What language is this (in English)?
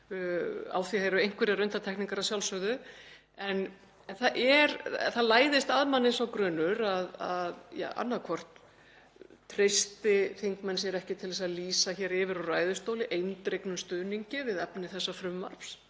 Icelandic